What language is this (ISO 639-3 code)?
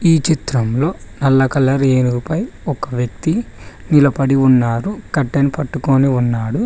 tel